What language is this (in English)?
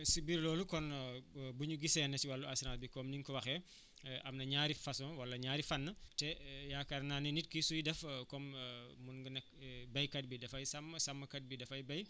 Wolof